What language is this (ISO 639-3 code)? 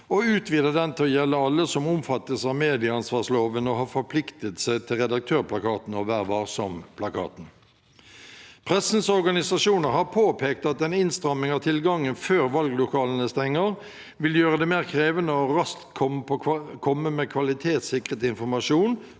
nor